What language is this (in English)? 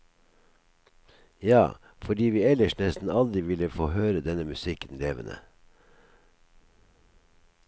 Norwegian